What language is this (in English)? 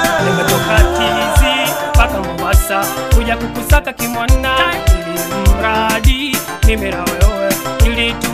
Arabic